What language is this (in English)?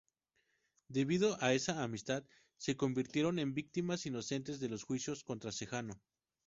Spanish